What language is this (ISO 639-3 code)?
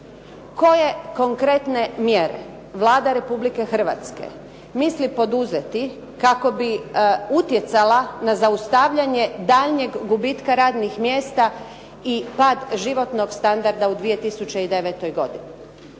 hrv